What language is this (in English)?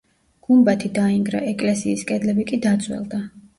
Georgian